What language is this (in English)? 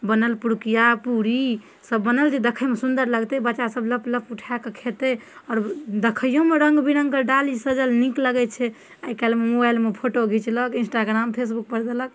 Maithili